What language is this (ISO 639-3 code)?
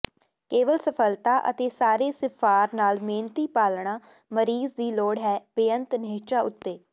pan